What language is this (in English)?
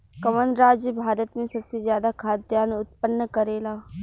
Bhojpuri